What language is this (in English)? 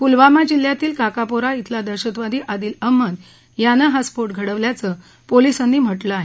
Marathi